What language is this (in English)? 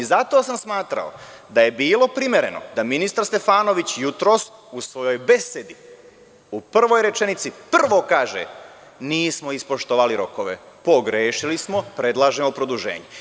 Serbian